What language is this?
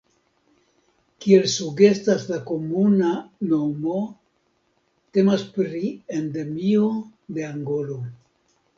Esperanto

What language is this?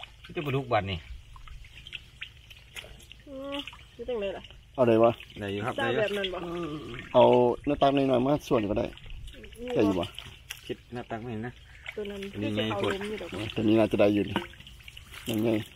Thai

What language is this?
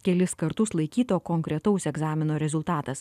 Lithuanian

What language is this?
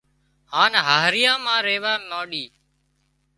Wadiyara Koli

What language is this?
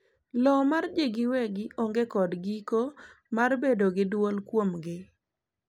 Luo (Kenya and Tanzania)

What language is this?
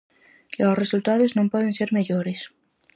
Galician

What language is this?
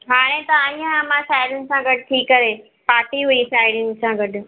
Sindhi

